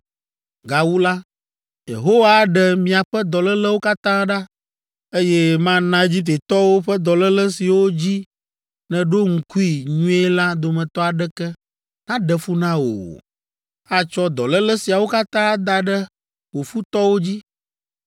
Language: Ewe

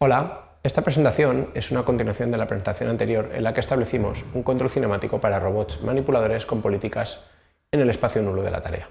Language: Spanish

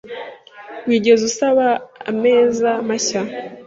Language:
Kinyarwanda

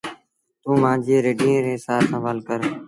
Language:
Sindhi Bhil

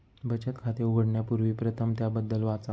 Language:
Marathi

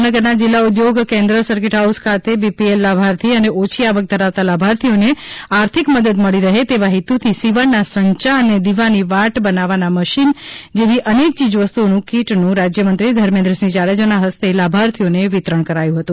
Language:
Gujarati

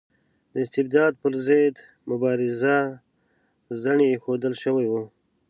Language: Pashto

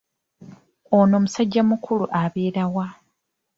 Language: Ganda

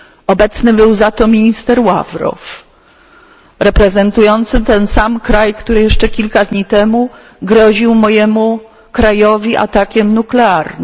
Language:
Polish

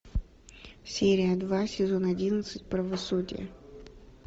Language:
Russian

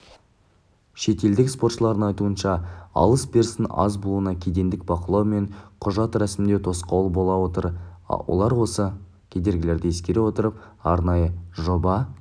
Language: Kazakh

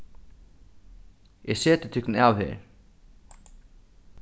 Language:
Faroese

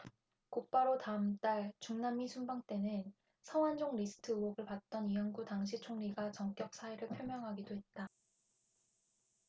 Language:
Korean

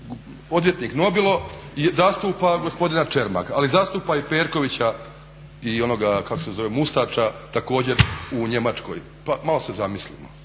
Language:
Croatian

